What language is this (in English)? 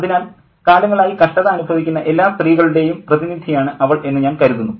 Malayalam